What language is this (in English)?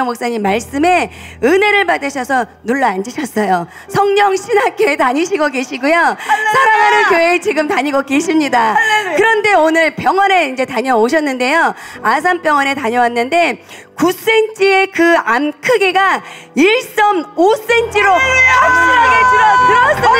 Korean